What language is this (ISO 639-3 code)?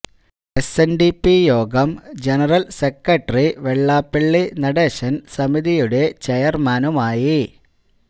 mal